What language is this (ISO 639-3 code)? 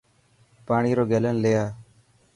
mki